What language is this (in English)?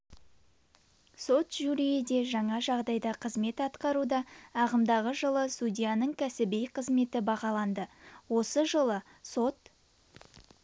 Kazakh